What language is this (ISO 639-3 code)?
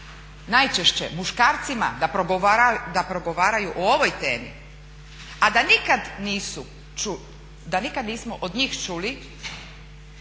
hrv